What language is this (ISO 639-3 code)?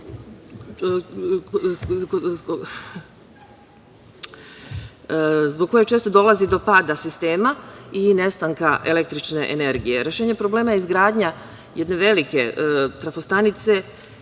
srp